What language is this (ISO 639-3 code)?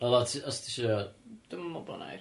cym